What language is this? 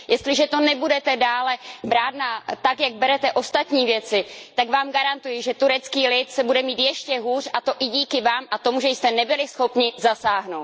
Czech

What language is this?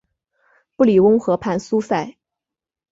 Chinese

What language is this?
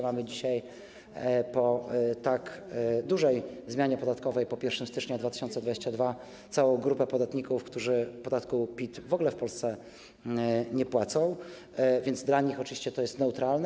Polish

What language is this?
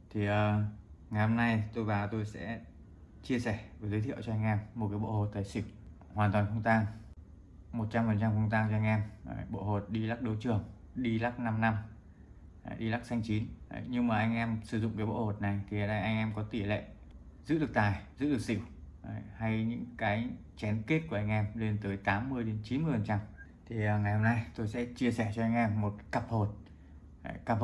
Vietnamese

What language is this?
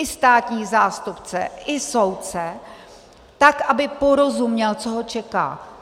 Czech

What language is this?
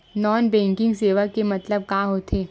Chhattisgarhi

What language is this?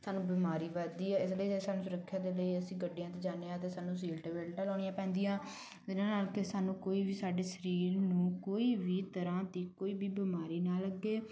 Punjabi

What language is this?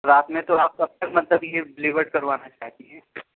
Urdu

